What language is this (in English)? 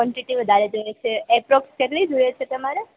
Gujarati